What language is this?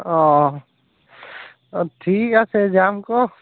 Assamese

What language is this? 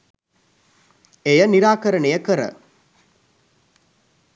Sinhala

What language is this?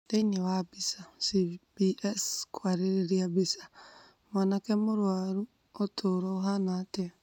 Kikuyu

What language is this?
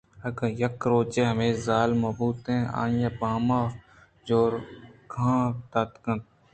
Eastern Balochi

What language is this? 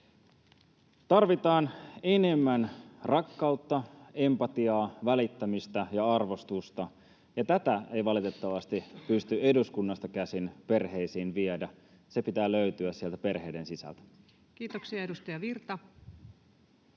Finnish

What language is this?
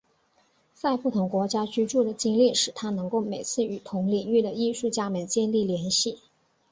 Chinese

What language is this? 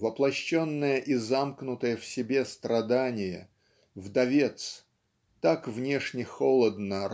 Russian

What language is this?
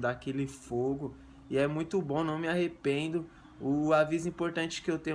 Portuguese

